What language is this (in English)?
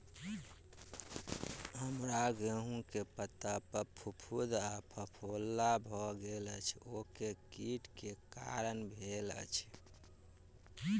Maithili